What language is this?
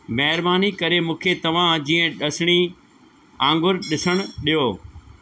Sindhi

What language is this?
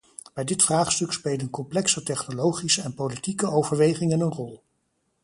Dutch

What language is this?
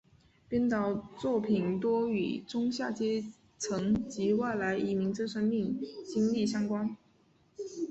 Chinese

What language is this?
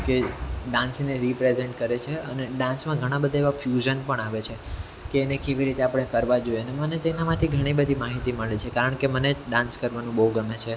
Gujarati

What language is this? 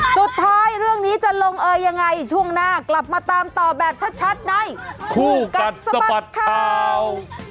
Thai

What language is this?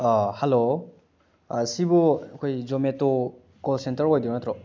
Manipuri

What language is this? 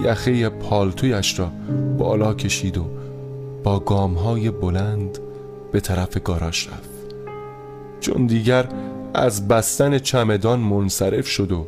Persian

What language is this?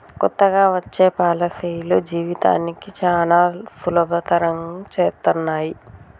Telugu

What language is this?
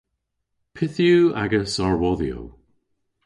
Cornish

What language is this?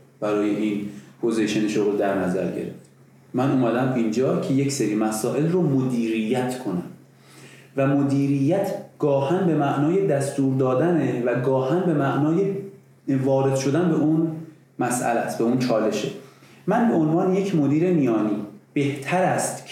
Persian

